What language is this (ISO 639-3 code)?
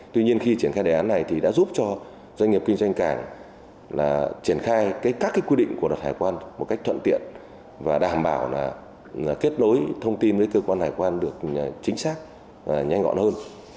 vie